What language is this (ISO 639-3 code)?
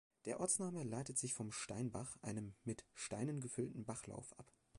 deu